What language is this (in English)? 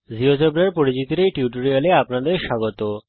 Bangla